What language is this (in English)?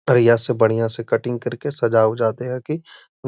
Magahi